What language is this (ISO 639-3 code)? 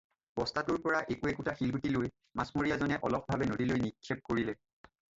asm